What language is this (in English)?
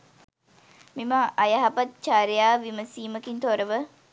Sinhala